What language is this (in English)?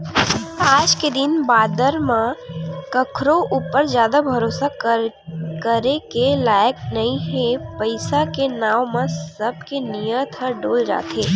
Chhattisgarhi